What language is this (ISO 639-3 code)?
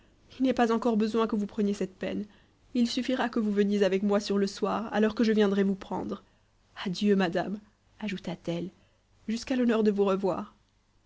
fra